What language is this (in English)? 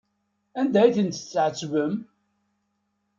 Kabyle